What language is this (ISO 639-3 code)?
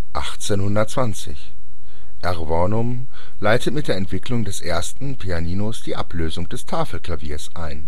deu